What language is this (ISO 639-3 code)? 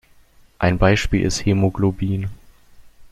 deu